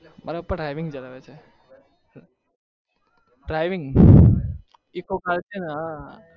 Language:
Gujarati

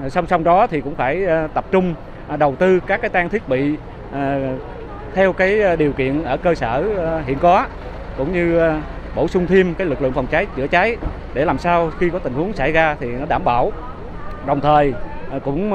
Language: Vietnamese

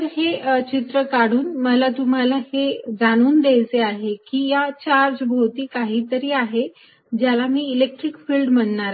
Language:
Marathi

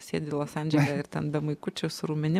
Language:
Lithuanian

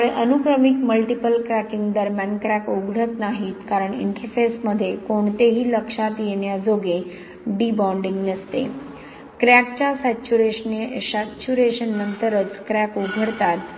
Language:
Marathi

